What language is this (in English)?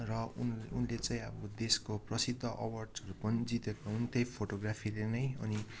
Nepali